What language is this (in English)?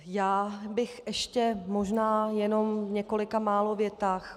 Czech